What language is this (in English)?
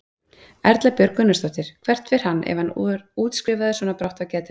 Icelandic